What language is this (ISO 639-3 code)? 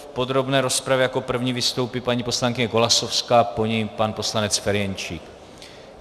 ces